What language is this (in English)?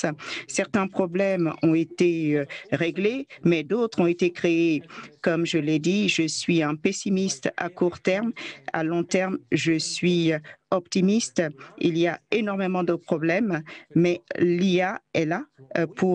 French